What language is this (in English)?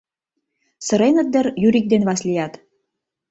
Mari